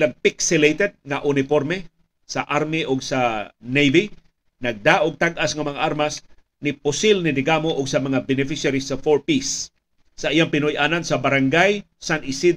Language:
Filipino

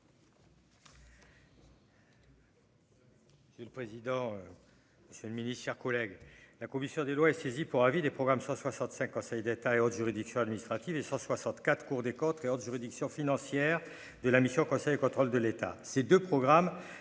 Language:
French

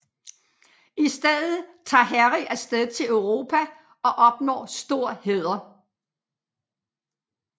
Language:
Danish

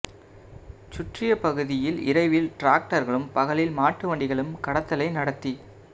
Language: Tamil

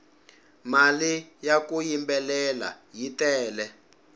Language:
Tsonga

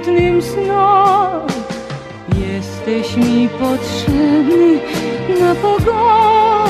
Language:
Greek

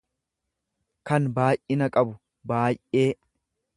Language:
Oromo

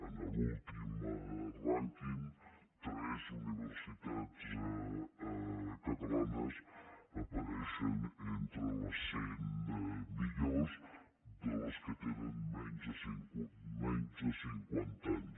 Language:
Catalan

